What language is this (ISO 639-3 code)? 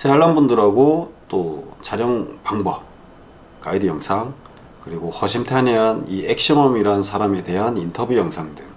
kor